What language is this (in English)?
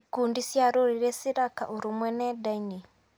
Kikuyu